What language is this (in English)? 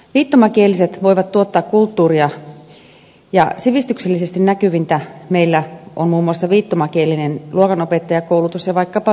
Finnish